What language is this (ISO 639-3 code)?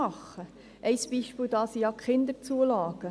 gsw